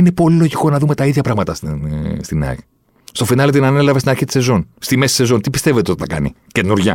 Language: Greek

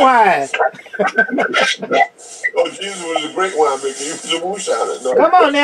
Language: English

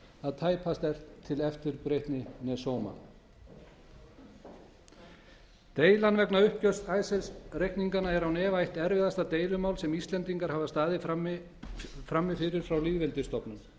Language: Icelandic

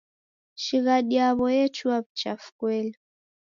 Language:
Taita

